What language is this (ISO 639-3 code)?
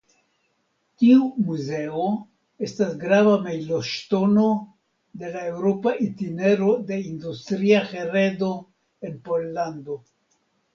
epo